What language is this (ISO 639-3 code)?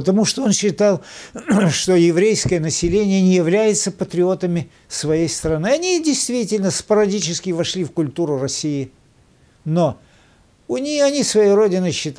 rus